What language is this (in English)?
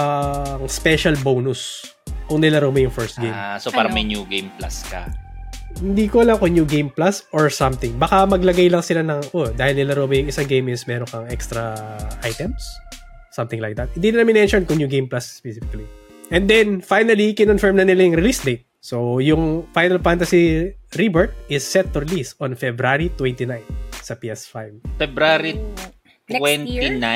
Filipino